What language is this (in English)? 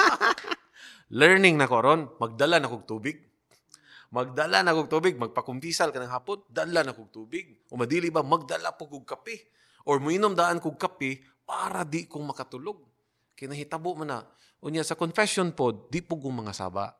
Filipino